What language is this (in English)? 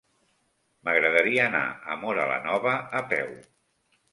Catalan